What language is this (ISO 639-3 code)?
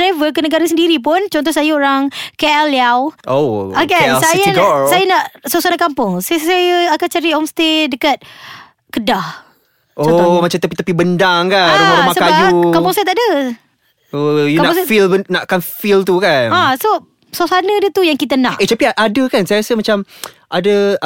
msa